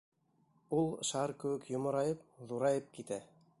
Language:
Bashkir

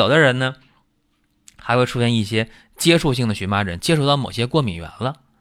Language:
Chinese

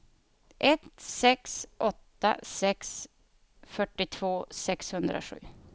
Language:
Swedish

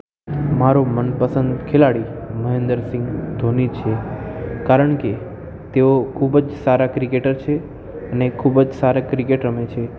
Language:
Gujarati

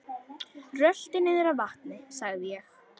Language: Icelandic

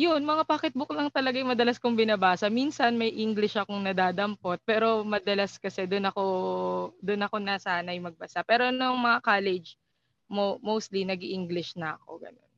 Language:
Filipino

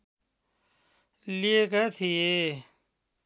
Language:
Nepali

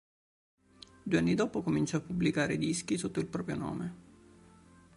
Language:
Italian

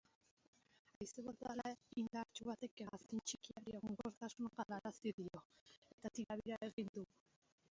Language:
Basque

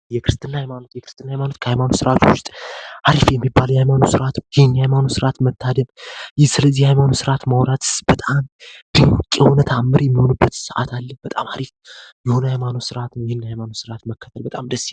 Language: Amharic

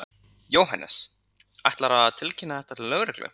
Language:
Icelandic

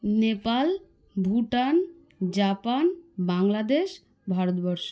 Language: Bangla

